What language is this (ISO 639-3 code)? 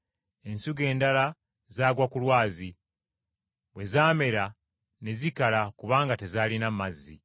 lug